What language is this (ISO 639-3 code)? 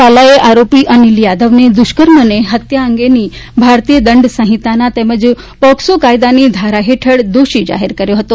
guj